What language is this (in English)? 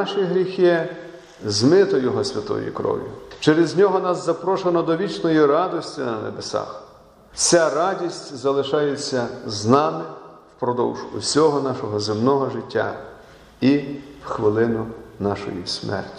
Ukrainian